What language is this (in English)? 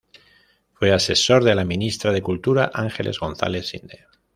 Spanish